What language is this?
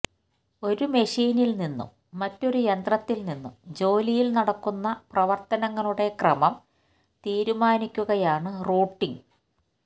Malayalam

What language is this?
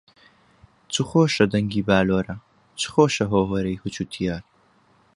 Central Kurdish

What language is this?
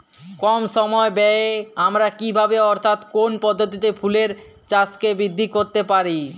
Bangla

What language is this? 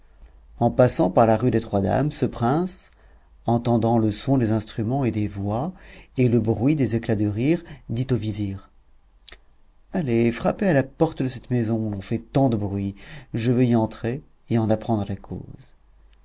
French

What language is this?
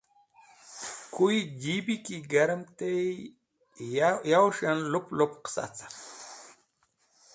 Wakhi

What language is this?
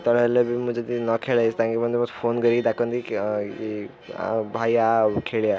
Odia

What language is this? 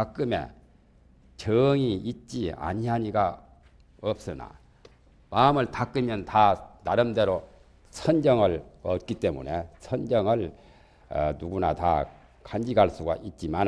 Korean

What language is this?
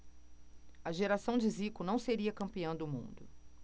Portuguese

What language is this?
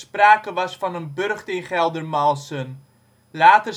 Dutch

